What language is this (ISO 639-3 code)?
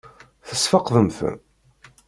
kab